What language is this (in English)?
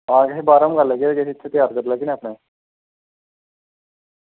Dogri